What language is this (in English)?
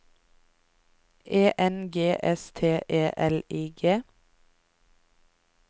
Norwegian